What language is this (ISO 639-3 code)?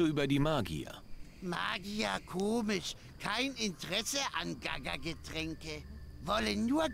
deu